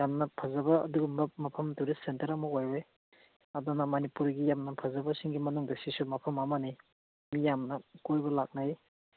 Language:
Manipuri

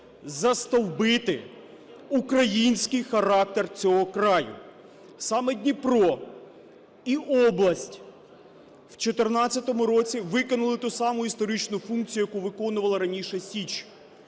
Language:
Ukrainian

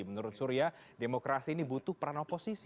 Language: Indonesian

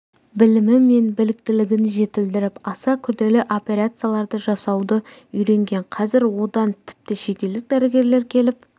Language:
Kazakh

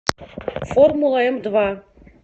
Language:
Russian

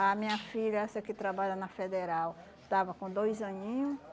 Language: Portuguese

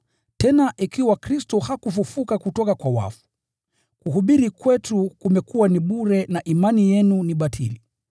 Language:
Swahili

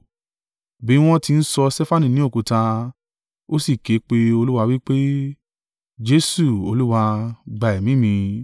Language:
Yoruba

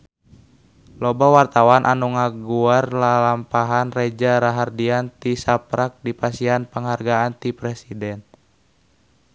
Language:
Sundanese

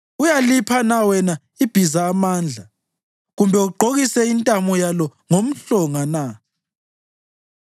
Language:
North Ndebele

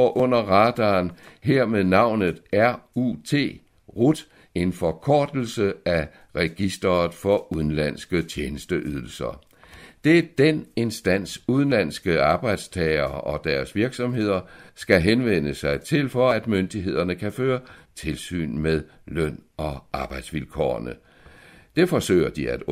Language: Danish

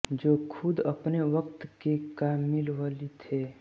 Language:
Hindi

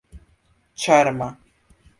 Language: Esperanto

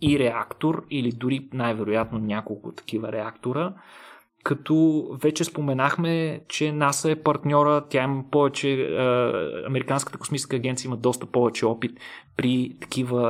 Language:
Bulgarian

